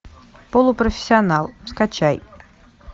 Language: Russian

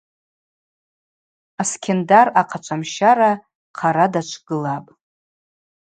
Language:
Abaza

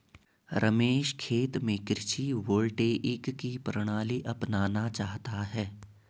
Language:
Hindi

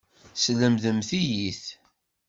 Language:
Kabyle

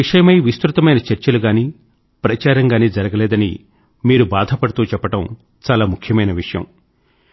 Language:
Telugu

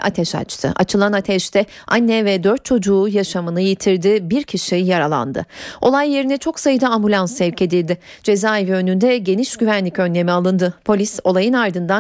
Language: Turkish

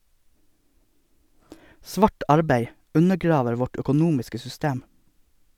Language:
Norwegian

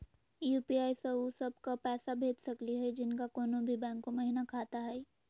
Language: Magahi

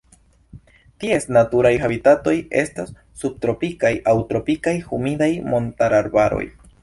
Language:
Esperanto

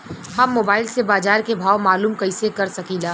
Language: Bhojpuri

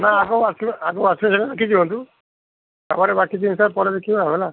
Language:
Odia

